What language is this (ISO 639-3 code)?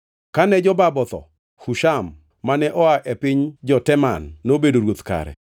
luo